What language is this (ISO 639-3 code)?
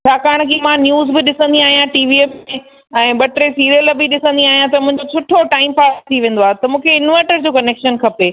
snd